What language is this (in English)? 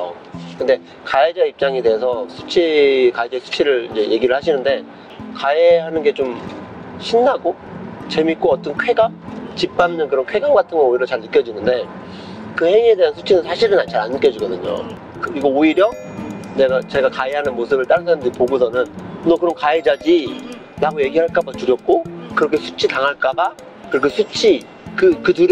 Korean